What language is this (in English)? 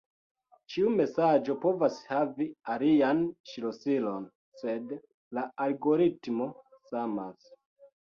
Esperanto